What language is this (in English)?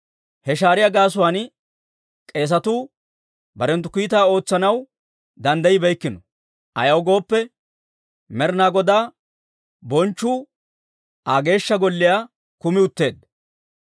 Dawro